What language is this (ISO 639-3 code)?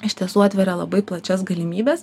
lit